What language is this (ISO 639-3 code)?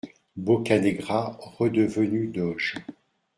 fra